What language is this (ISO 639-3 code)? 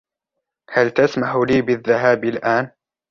ara